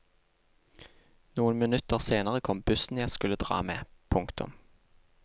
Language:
Norwegian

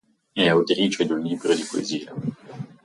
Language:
Italian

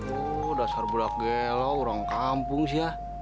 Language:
Indonesian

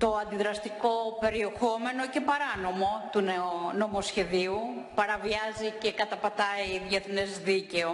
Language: Greek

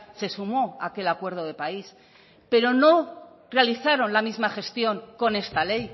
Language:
Spanish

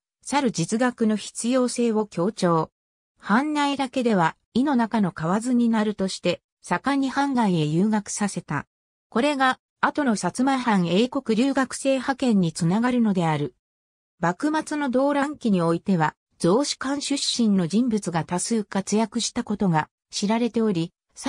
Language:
Japanese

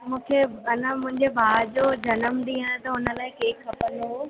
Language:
Sindhi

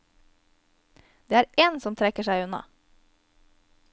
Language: Norwegian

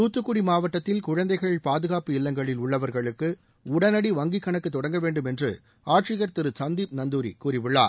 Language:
Tamil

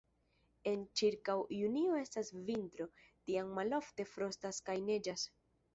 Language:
Esperanto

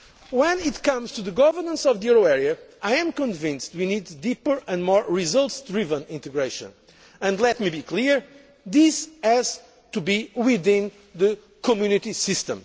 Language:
English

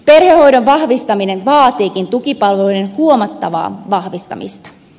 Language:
Finnish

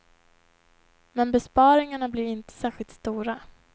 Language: Swedish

